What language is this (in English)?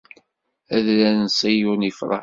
Kabyle